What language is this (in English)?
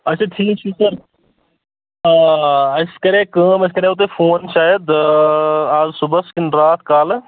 Kashmiri